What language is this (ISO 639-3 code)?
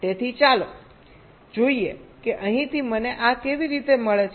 guj